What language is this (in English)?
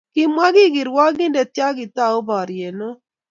Kalenjin